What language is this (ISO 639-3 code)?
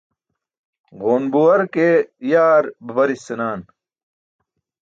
bsk